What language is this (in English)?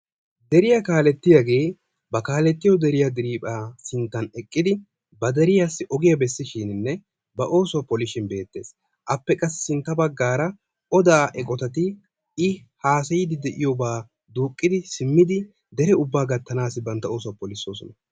Wolaytta